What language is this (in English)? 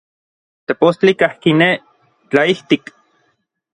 Orizaba Nahuatl